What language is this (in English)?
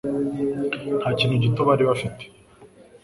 Kinyarwanda